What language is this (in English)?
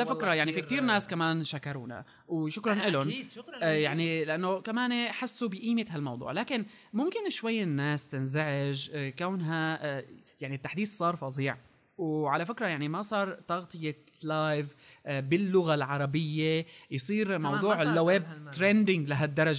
Arabic